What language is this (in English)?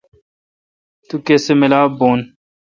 Kalkoti